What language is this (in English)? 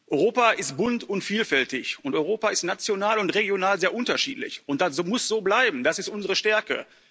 German